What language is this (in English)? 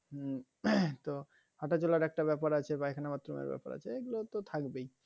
Bangla